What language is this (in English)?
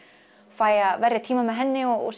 Icelandic